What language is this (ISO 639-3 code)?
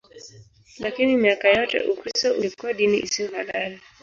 swa